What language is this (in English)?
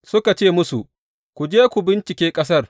Hausa